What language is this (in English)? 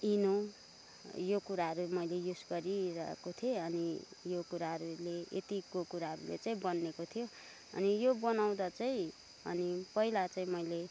Nepali